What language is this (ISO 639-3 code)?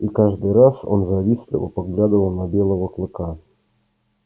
rus